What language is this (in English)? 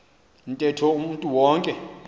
Xhosa